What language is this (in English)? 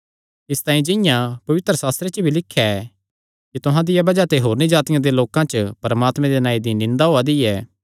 Kangri